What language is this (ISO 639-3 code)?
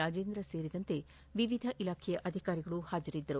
kan